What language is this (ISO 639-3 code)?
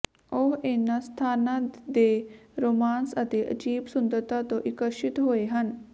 pan